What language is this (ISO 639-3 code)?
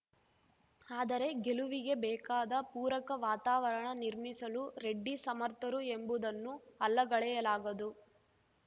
kan